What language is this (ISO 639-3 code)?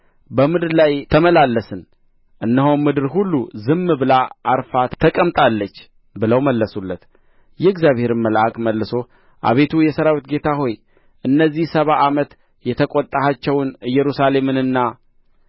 amh